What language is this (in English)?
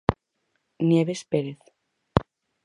Galician